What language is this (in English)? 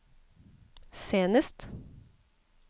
Norwegian